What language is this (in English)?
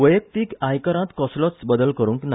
Konkani